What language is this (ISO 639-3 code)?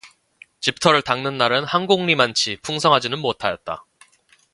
kor